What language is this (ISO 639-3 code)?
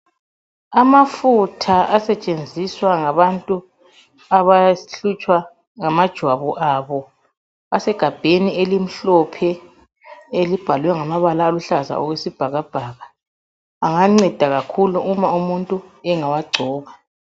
nde